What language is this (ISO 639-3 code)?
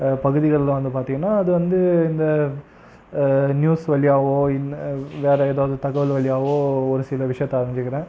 tam